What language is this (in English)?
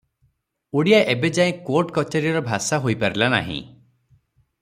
Odia